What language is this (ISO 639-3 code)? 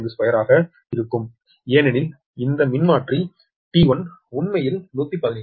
tam